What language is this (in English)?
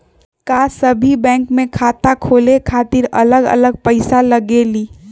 Magahi